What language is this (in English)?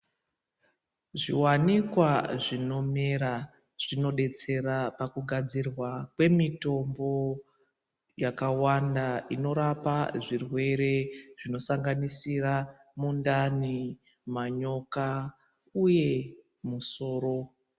Ndau